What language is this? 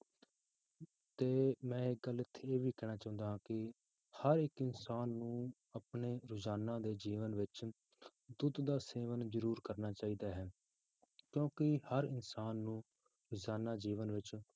Punjabi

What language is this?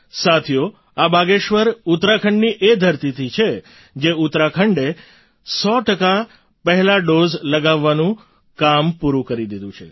Gujarati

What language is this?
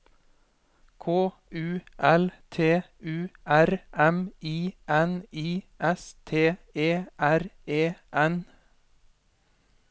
Norwegian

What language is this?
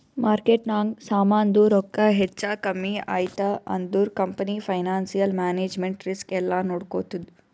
Kannada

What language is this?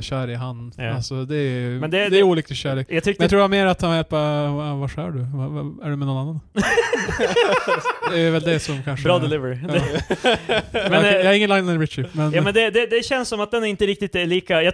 Swedish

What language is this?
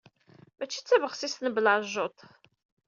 Kabyle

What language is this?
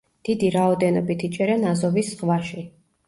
Georgian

